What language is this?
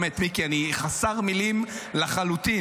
Hebrew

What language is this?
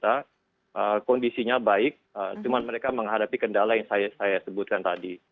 Indonesian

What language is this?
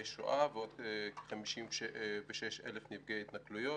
Hebrew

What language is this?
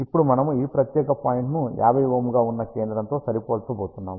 Telugu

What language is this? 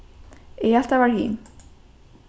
Faroese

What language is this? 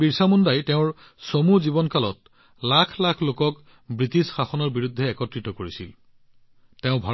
Assamese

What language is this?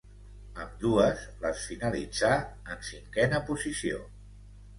Catalan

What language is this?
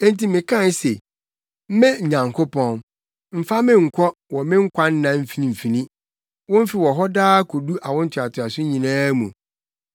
Akan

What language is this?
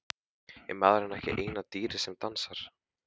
Icelandic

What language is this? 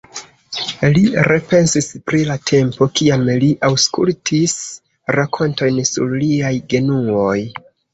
Esperanto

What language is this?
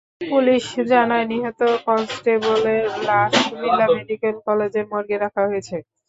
Bangla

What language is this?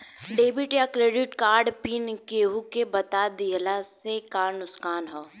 Bhojpuri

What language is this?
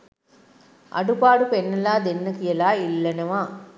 Sinhala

